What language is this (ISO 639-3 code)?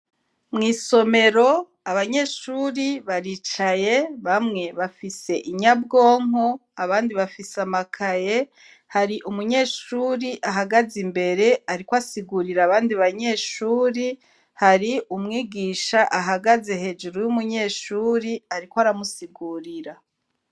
run